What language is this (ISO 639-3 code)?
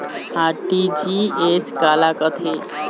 hne